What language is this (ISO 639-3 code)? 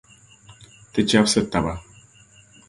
dag